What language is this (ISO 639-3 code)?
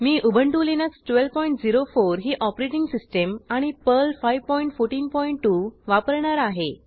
mar